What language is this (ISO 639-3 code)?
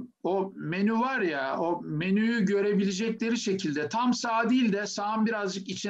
tur